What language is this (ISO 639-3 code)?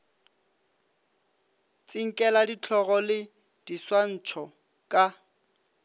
nso